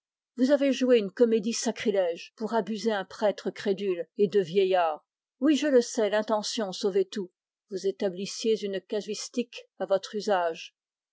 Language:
French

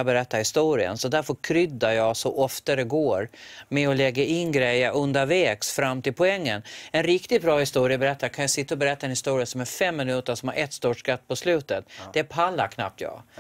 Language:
Swedish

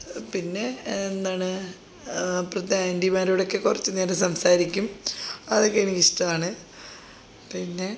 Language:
Malayalam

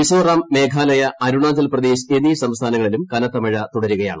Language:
Malayalam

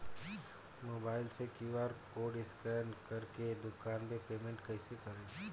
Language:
Bhojpuri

